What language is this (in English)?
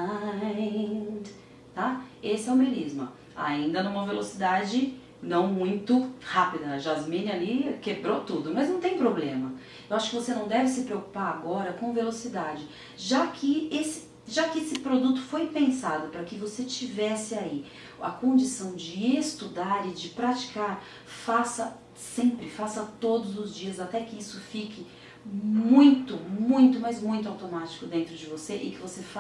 Portuguese